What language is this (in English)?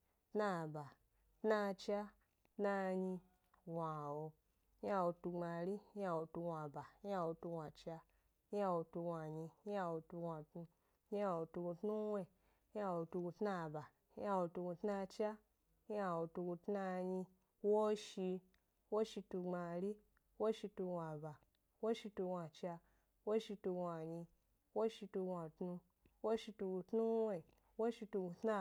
Gbari